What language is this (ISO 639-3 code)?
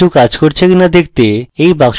ben